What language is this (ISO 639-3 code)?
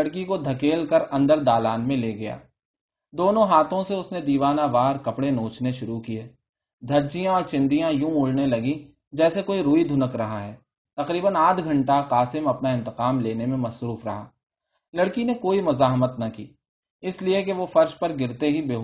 urd